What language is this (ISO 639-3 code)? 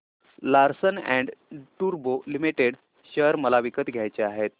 mar